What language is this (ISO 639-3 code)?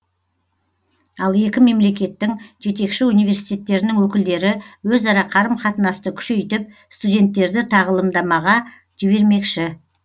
kaz